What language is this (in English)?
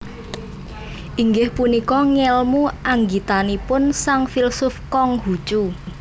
Javanese